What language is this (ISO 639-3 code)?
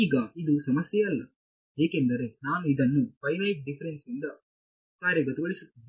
kan